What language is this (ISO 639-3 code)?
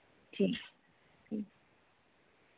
doi